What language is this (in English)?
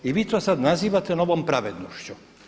Croatian